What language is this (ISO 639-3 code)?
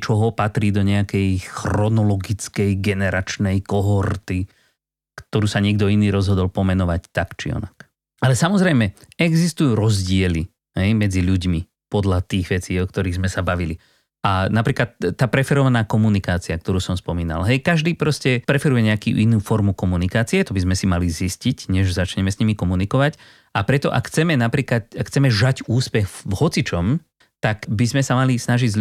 slk